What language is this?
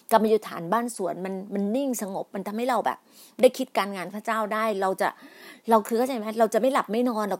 Thai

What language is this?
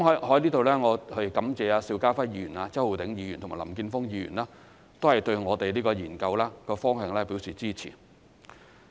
Cantonese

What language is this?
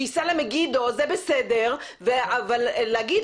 Hebrew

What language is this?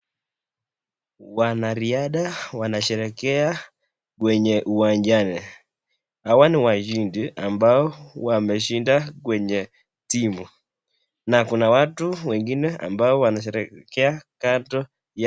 Swahili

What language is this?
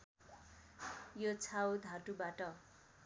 Nepali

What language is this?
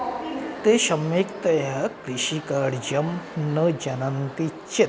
Sanskrit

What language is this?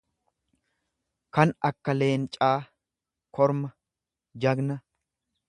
Oromo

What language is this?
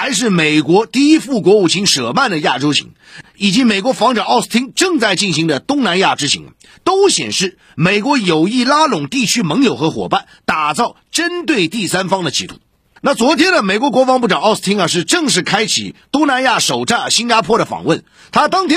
Chinese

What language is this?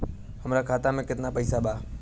Bhojpuri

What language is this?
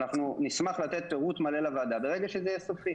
Hebrew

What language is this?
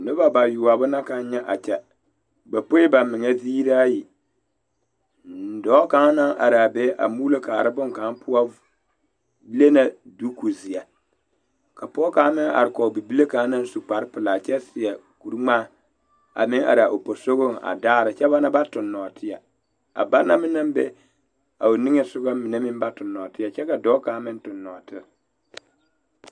Southern Dagaare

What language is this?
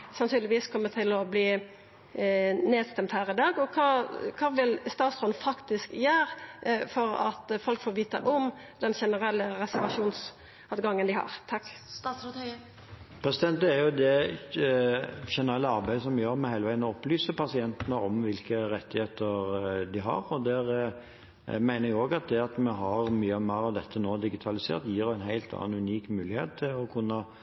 Norwegian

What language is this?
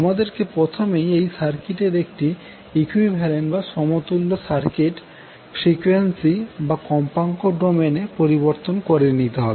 Bangla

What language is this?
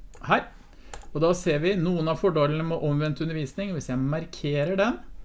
Norwegian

